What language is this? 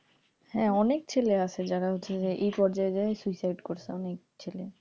Bangla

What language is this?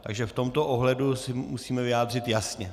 Czech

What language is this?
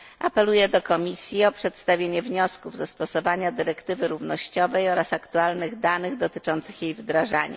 Polish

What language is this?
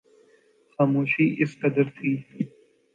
Urdu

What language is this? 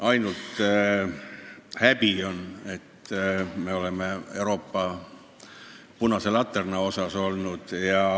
Estonian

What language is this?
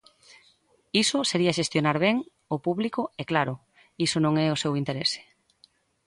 Galician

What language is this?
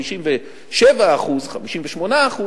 Hebrew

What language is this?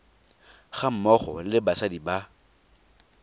Tswana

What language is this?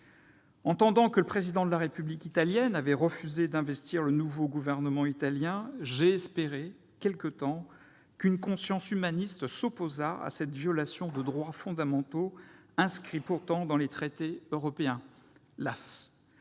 French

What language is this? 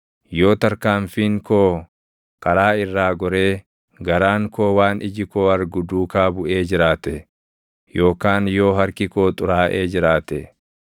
Oromo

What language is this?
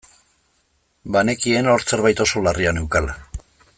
Basque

